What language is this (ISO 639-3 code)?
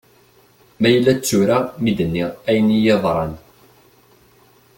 kab